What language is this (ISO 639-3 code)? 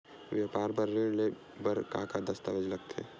hne